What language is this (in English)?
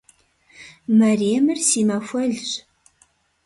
Kabardian